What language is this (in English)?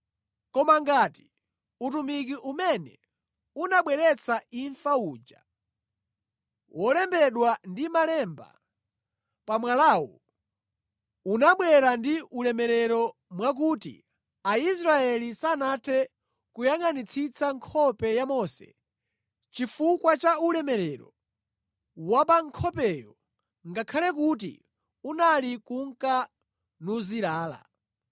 Nyanja